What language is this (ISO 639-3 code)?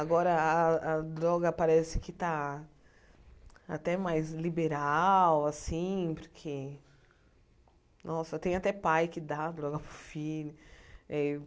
por